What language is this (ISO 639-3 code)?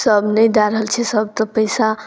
mai